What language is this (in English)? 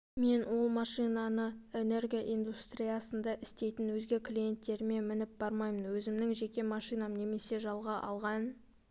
Kazakh